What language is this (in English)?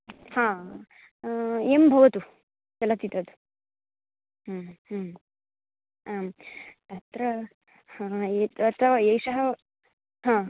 Sanskrit